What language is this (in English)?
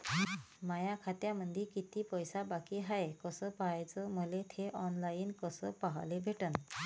Marathi